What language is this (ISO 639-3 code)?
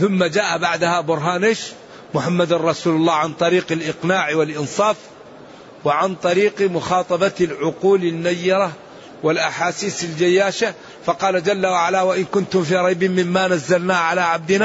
ara